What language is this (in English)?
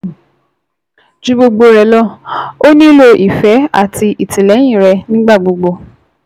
Yoruba